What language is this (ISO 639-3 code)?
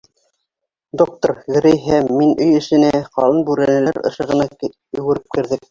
bak